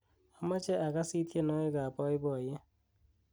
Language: Kalenjin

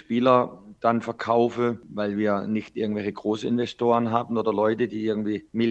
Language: German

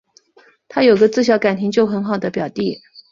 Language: Chinese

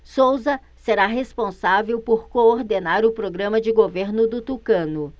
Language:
Portuguese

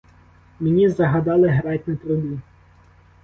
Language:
Ukrainian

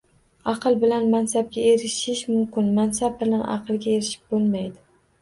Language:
Uzbek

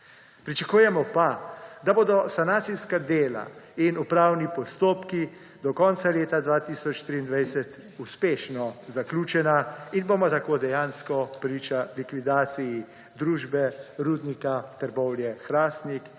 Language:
Slovenian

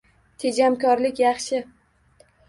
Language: Uzbek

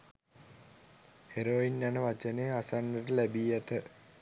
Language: Sinhala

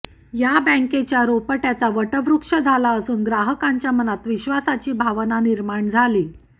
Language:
Marathi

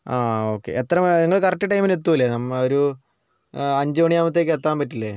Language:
Malayalam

